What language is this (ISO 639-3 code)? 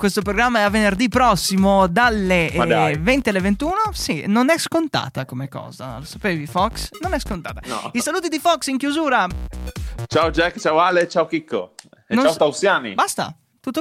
ita